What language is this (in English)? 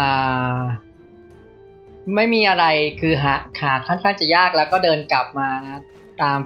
Thai